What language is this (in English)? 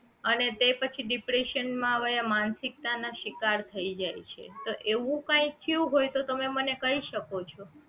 Gujarati